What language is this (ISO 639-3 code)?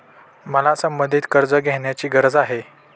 mar